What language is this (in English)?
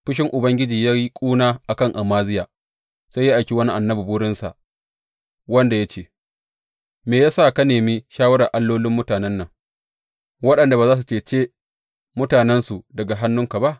Hausa